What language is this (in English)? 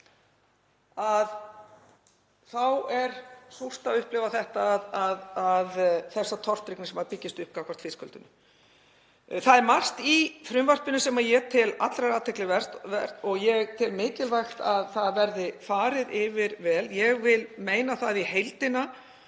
Icelandic